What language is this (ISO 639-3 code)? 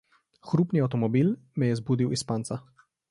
slv